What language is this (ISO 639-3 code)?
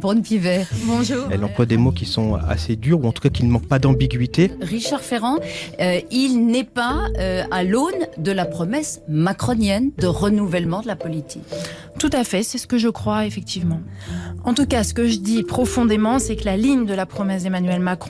fra